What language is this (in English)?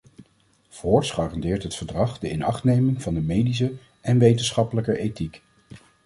Dutch